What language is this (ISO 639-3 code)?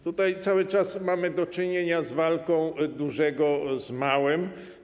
pol